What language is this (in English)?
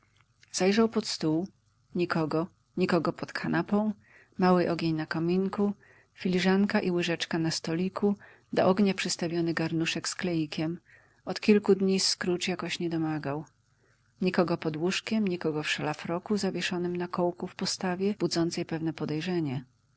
Polish